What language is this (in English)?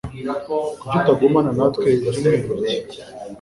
Kinyarwanda